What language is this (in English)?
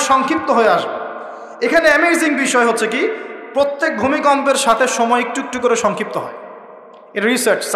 Arabic